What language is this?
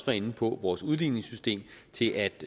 Danish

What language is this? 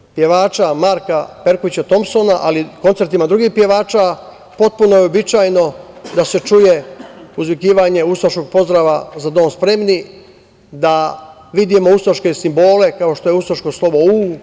Serbian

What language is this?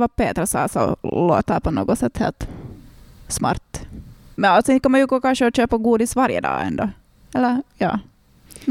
Swedish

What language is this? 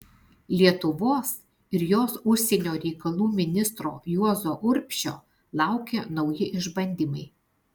Lithuanian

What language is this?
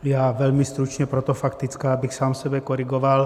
Czech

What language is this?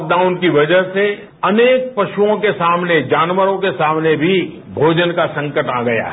Hindi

